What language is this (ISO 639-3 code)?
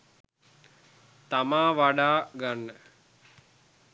sin